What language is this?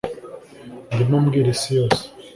Kinyarwanda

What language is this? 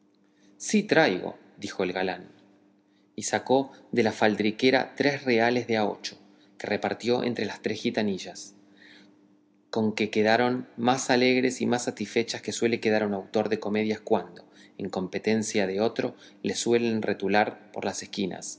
Spanish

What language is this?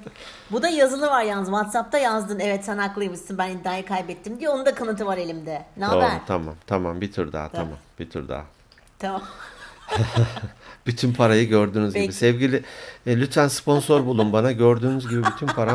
Turkish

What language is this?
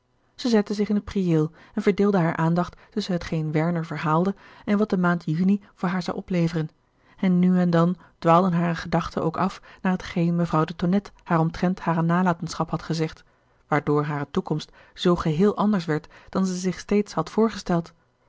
Dutch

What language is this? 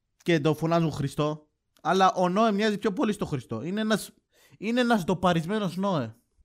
Greek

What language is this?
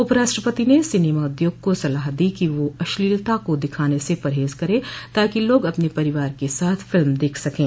Hindi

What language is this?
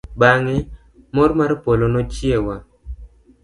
Luo (Kenya and Tanzania)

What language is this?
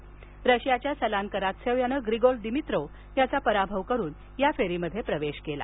Marathi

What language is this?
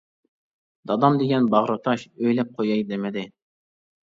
Uyghur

